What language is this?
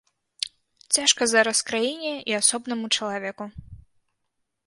Belarusian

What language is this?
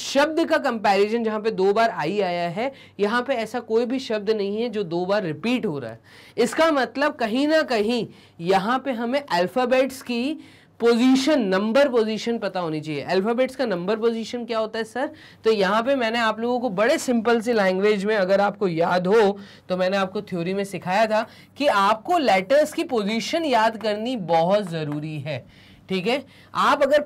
Hindi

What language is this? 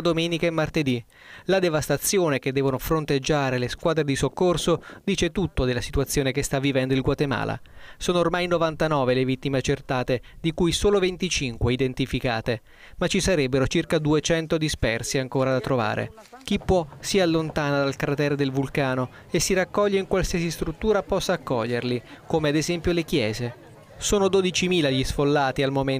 Italian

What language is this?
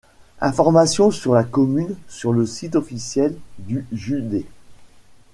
French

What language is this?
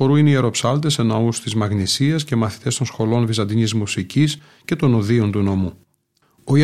Greek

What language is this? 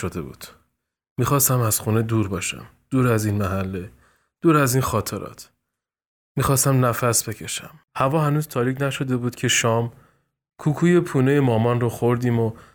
Persian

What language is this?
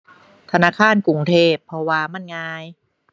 Thai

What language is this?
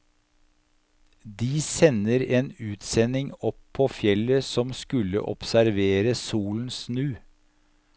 Norwegian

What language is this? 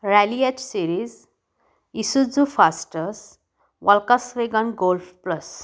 Marathi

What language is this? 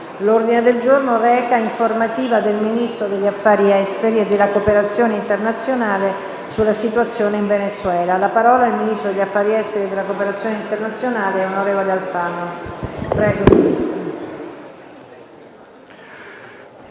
Italian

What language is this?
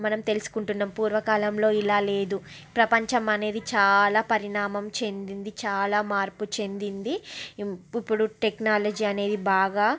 Telugu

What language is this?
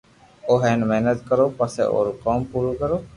Loarki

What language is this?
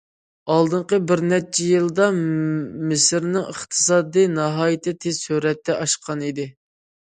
Uyghur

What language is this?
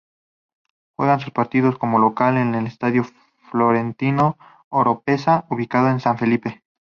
Spanish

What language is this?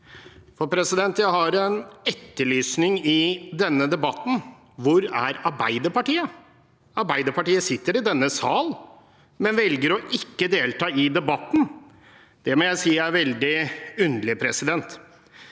Norwegian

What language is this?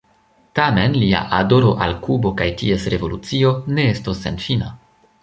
Esperanto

